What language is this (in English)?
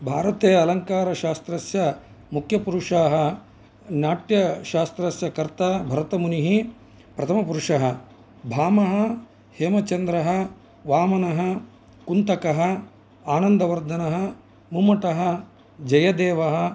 Sanskrit